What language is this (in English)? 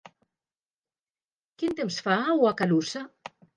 Catalan